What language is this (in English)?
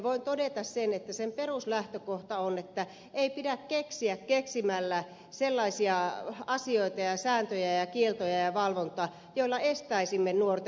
Finnish